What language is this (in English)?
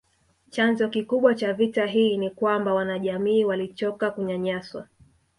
Swahili